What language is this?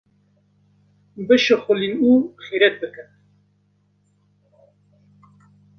Kurdish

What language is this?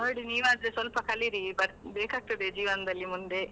Kannada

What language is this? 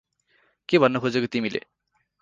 Nepali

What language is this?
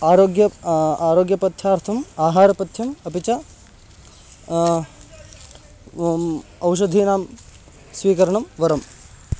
Sanskrit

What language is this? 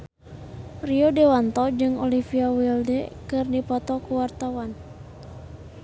Sundanese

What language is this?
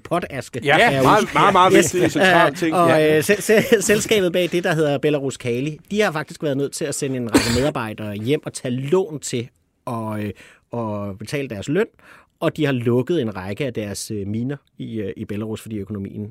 Danish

